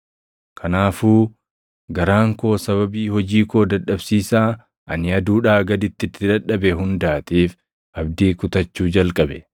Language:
Oromo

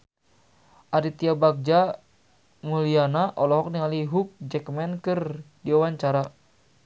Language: Sundanese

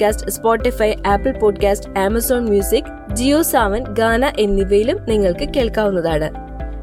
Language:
Malayalam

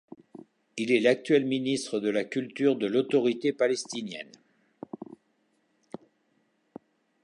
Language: French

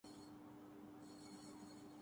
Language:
Urdu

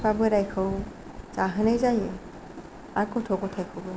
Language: Bodo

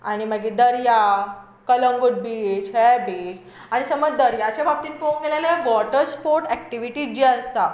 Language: Konkani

